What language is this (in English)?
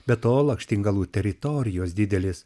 Lithuanian